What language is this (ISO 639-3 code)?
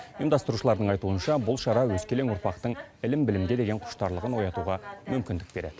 kaz